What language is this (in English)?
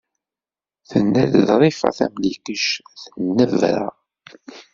Kabyle